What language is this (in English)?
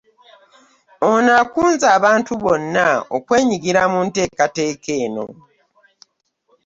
Ganda